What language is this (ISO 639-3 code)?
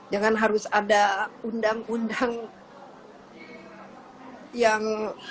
ind